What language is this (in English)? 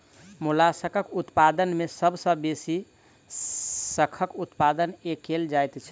Maithili